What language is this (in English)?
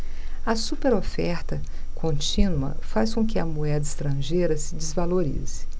Portuguese